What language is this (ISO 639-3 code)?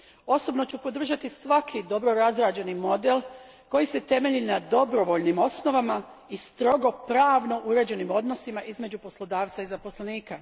hrv